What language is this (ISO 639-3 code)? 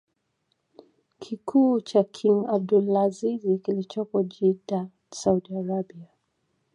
swa